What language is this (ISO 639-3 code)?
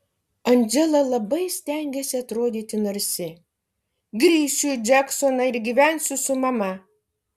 lit